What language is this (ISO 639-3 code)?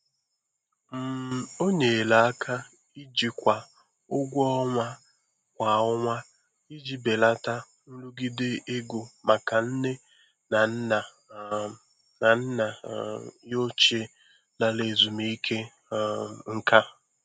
ibo